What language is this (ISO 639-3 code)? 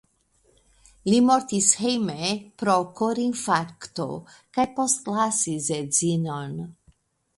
epo